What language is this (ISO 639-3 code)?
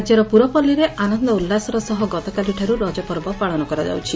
ori